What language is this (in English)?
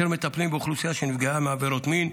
Hebrew